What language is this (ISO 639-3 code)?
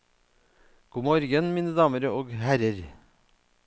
nor